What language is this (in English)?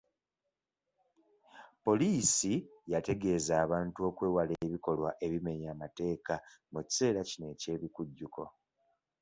Ganda